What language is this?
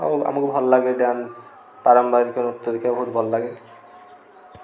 Odia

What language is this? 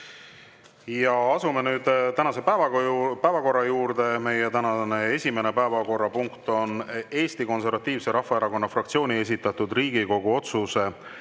Estonian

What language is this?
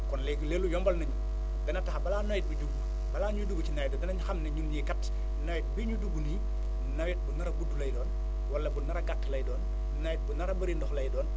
Wolof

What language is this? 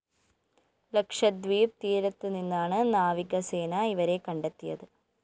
Malayalam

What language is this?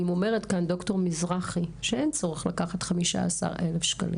Hebrew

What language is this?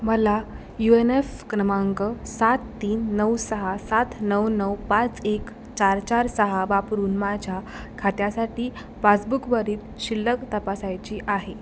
Marathi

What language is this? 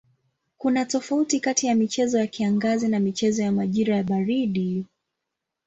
Swahili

